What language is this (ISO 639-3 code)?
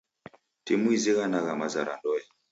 dav